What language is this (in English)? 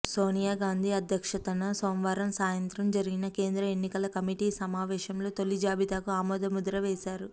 Telugu